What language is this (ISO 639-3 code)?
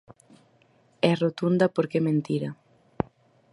glg